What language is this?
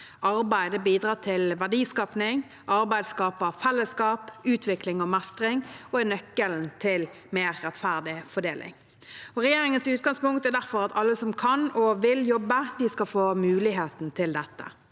Norwegian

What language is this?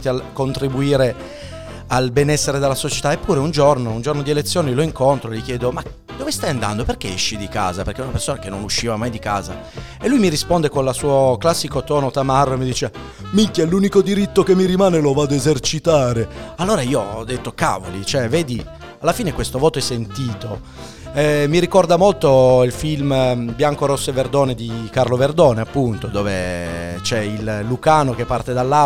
Italian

